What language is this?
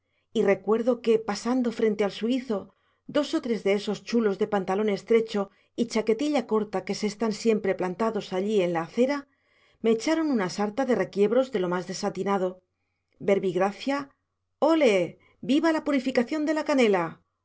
Spanish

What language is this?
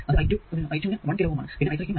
Malayalam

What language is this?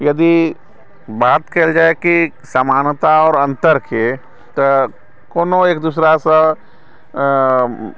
Maithili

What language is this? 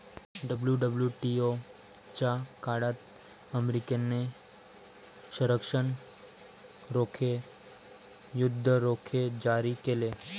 Marathi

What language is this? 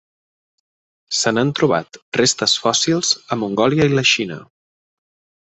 Catalan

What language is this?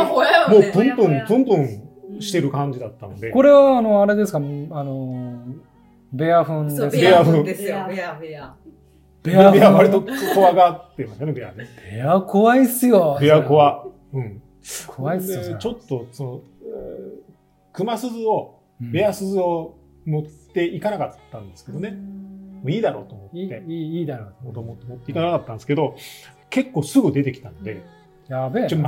Japanese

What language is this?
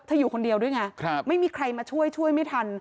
Thai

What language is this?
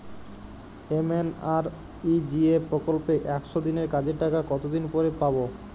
Bangla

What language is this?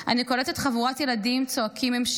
Hebrew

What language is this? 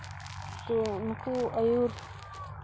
Santali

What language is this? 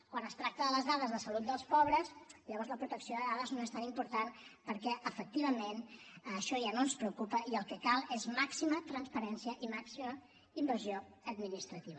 Catalan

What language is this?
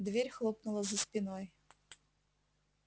Russian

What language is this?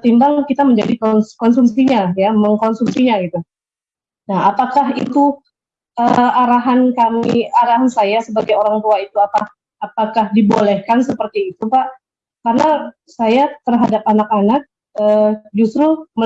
Indonesian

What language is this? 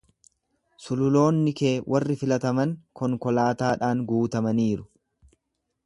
Oromo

